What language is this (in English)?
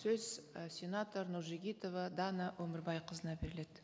Kazakh